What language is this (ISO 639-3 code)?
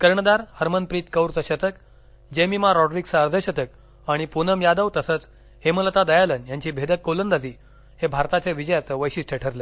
mar